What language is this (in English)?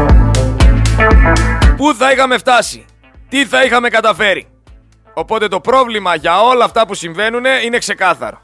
Greek